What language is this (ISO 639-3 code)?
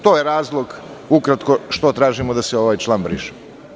srp